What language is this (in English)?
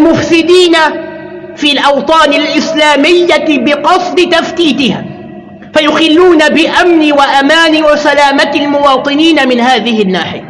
Arabic